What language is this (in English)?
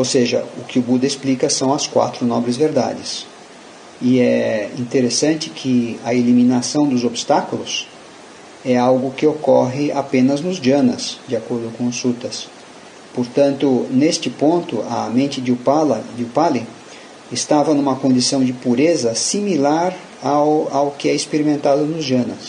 Portuguese